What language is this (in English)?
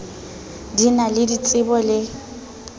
Southern Sotho